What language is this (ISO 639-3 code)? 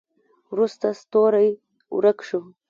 pus